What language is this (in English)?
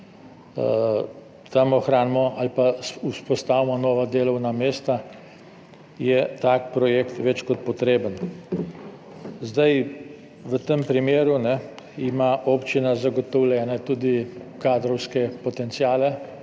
Slovenian